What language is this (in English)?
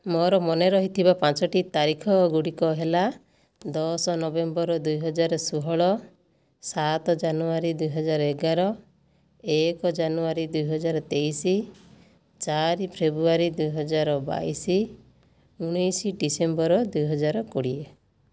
Odia